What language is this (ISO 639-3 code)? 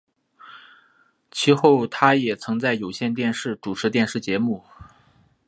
zho